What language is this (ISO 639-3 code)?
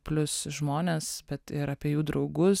lit